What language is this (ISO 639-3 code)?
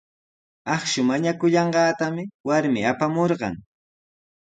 qws